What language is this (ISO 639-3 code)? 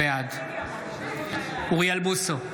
heb